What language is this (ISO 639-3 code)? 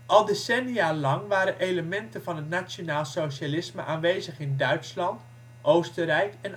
nld